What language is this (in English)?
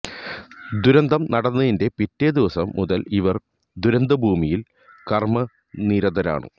Malayalam